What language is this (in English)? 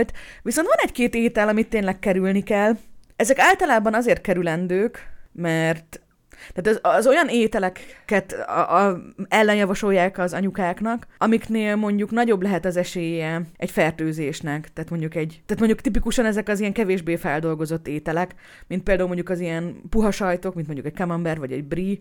Hungarian